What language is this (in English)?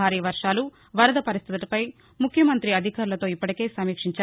Telugu